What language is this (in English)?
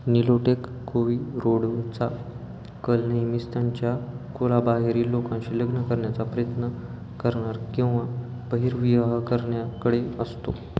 Marathi